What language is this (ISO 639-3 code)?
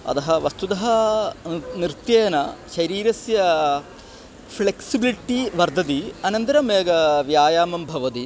san